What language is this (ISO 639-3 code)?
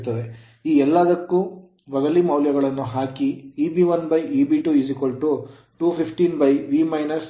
kan